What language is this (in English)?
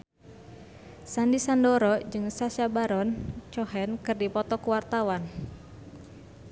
Sundanese